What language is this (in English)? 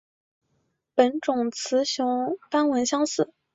Chinese